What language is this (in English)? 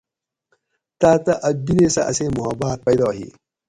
Gawri